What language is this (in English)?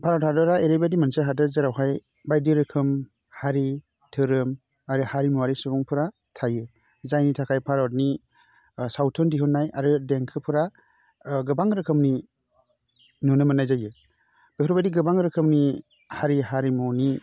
Bodo